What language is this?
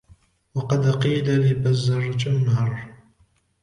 Arabic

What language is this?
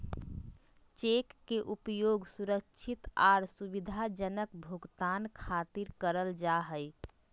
Magahi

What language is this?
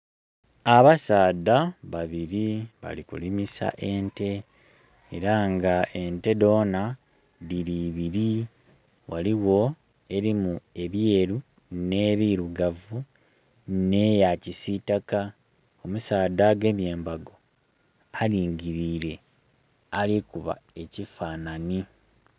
Soga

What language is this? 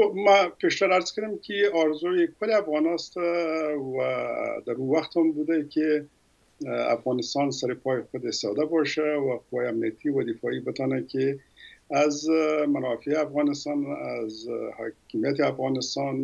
Persian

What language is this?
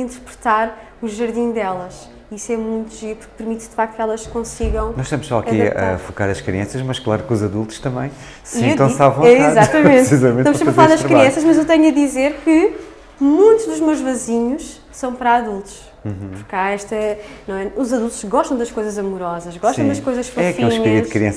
Portuguese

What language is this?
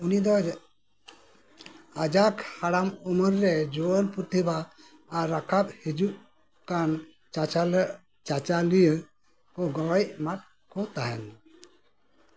Santali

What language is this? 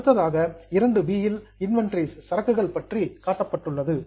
Tamil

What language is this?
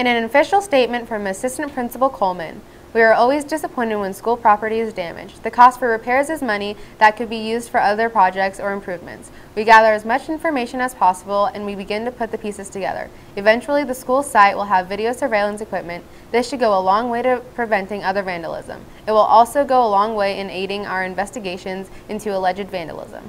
English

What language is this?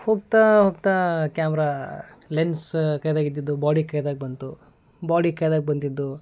Kannada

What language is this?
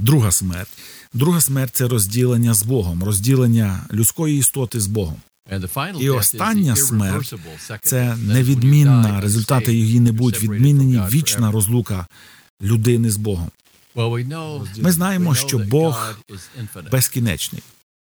Ukrainian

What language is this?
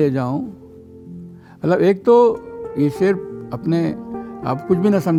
Urdu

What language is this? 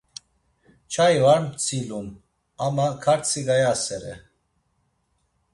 Laz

